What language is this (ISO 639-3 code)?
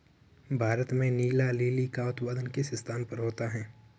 hin